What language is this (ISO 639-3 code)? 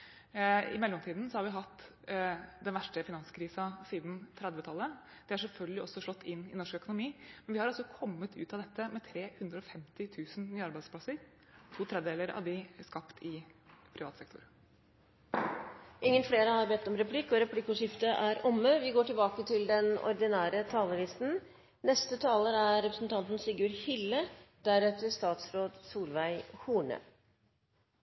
nor